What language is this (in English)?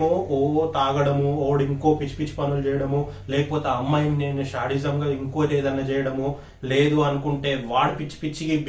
Telugu